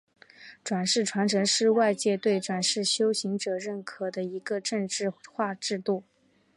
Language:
Chinese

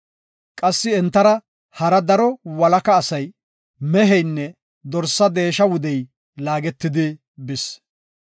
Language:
Gofa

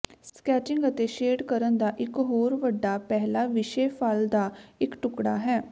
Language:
Punjabi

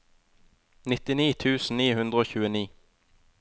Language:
Norwegian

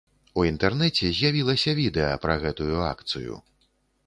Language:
Belarusian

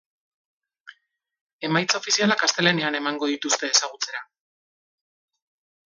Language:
Basque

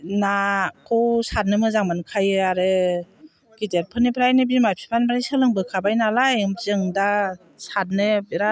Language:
Bodo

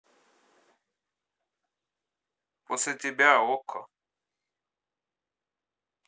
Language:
Russian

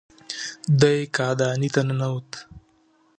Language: Pashto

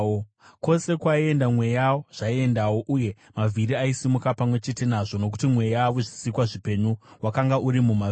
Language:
Shona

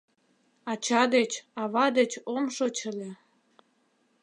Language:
Mari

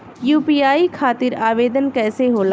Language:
Bhojpuri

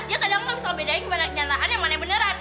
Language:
Indonesian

